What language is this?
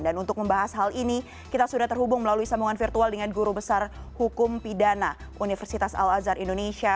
Indonesian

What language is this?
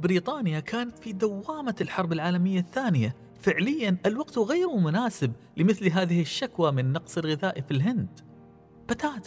Arabic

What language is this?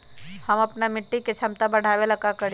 Magahi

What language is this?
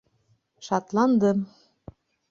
Bashkir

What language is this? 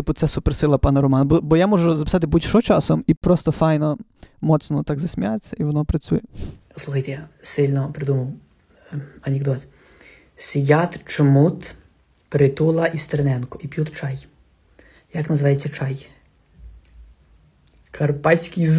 Ukrainian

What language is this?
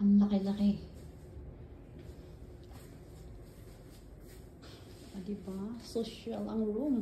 Filipino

